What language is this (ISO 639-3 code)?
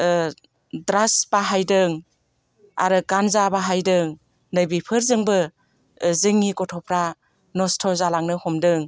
brx